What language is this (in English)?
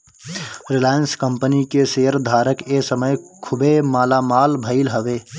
Bhojpuri